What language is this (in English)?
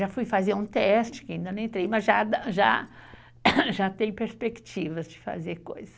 Portuguese